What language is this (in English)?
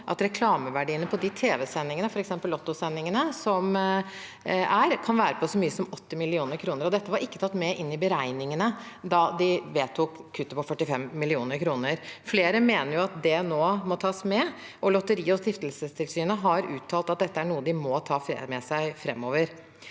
Norwegian